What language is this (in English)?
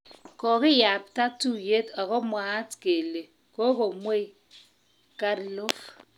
Kalenjin